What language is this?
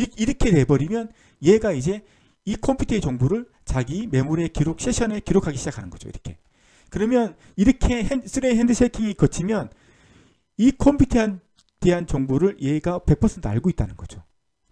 Korean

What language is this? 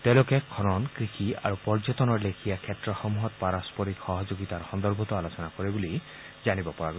Assamese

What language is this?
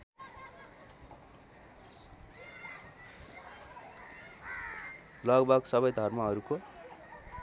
Nepali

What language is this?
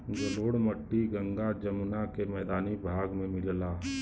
Bhojpuri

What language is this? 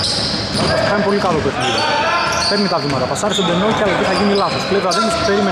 Greek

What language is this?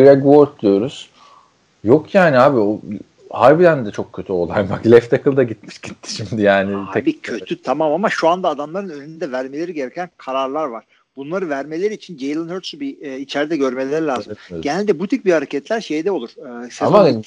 Turkish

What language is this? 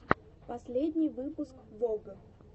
Russian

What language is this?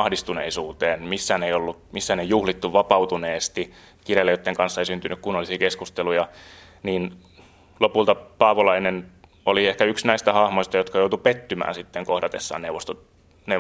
Finnish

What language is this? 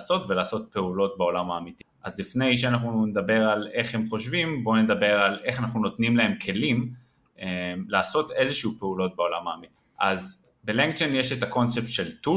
Hebrew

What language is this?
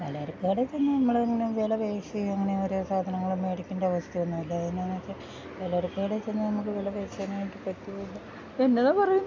Malayalam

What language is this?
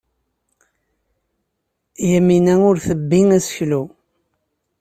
Kabyle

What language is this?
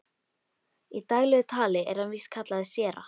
Icelandic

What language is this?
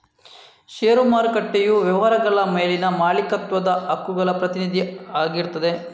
Kannada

